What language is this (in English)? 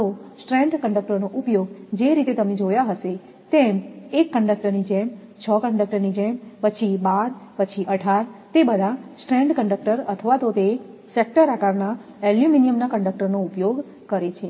Gujarati